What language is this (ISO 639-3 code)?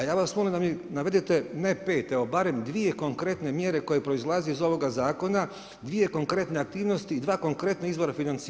hrv